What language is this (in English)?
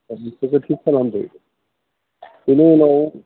Bodo